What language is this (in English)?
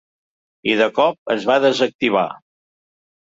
Catalan